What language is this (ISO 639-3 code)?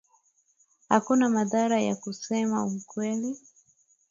swa